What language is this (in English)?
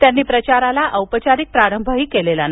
Marathi